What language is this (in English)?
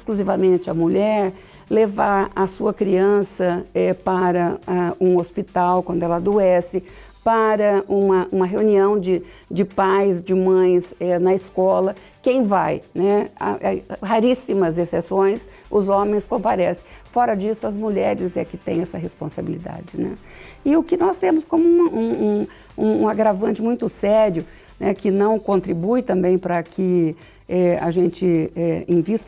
Portuguese